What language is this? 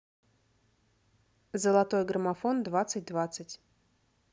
Russian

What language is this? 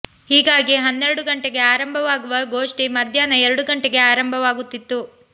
Kannada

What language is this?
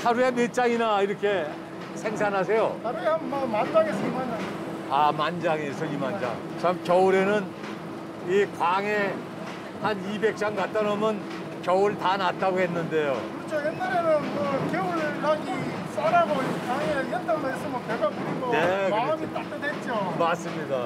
Korean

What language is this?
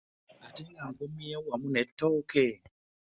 Ganda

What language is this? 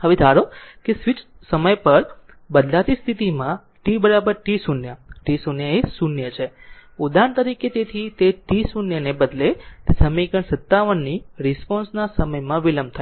Gujarati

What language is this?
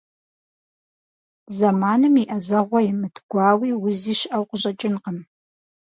Kabardian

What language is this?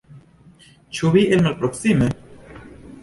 Esperanto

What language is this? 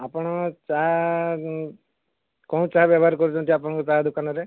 Odia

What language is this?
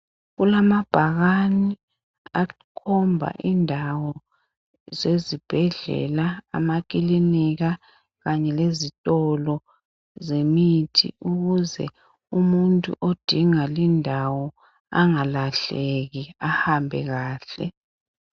North Ndebele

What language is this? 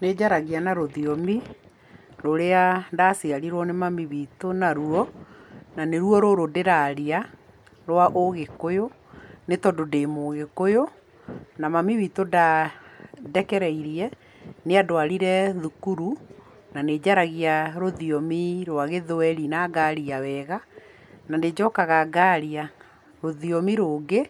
Kikuyu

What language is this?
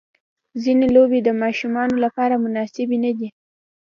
Pashto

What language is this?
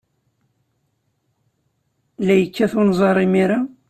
Kabyle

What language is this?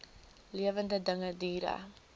Afrikaans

